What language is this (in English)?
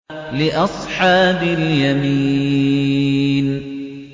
Arabic